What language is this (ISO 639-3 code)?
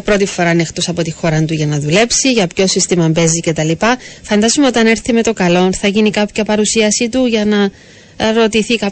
ell